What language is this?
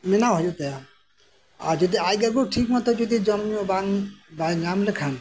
Santali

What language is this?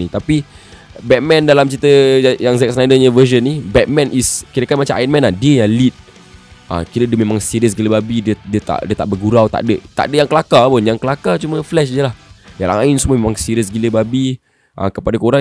Malay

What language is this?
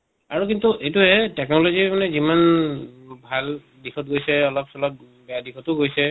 Assamese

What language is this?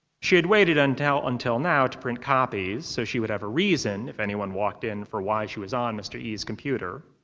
English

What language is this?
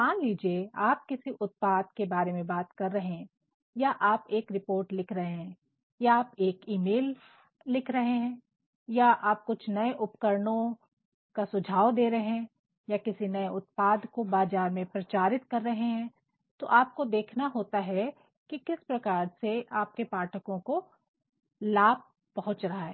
Hindi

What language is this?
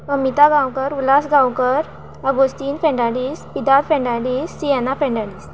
Konkani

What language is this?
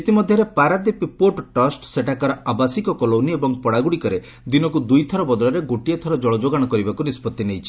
Odia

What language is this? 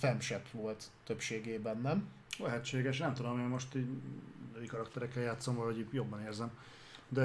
Hungarian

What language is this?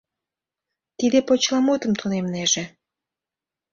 Mari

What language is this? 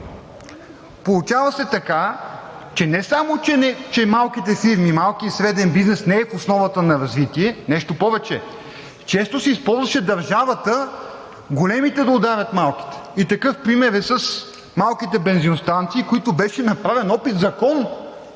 Bulgarian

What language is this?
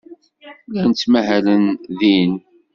Kabyle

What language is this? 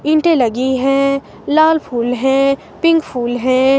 Hindi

